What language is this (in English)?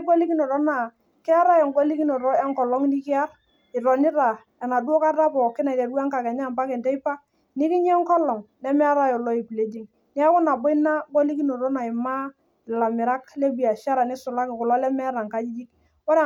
Masai